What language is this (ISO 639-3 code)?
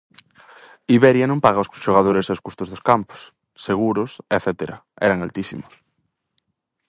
glg